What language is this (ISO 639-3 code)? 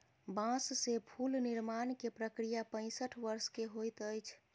mai